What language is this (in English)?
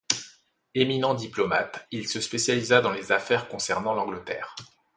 French